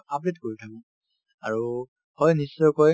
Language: Assamese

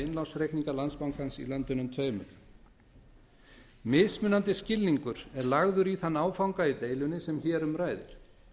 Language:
Icelandic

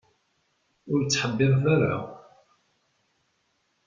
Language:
Kabyle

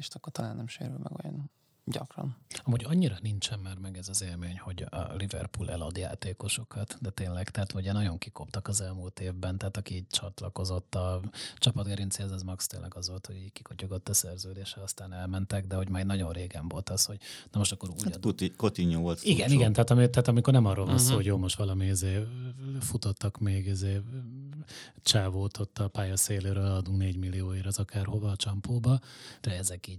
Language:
Hungarian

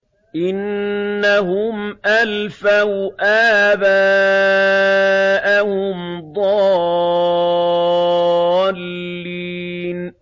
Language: Arabic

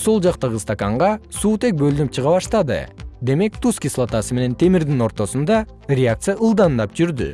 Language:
Kyrgyz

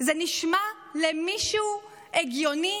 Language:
Hebrew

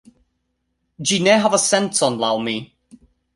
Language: Esperanto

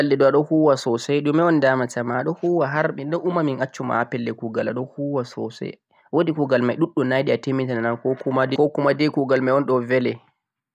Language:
Central-Eastern Niger Fulfulde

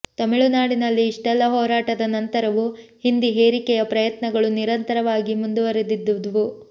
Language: Kannada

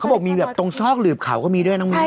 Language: Thai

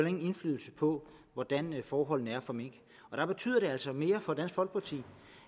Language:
Danish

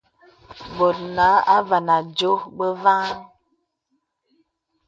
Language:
Bebele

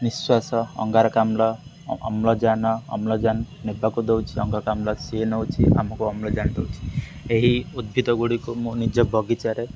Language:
Odia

